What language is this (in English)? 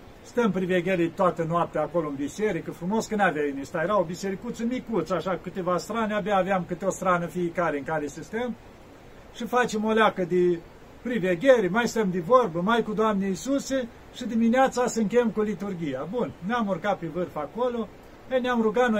Romanian